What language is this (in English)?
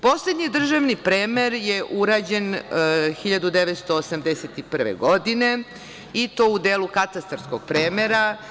Serbian